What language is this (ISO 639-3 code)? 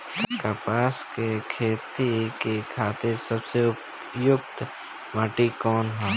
bho